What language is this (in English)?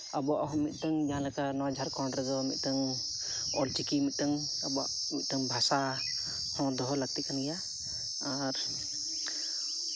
Santali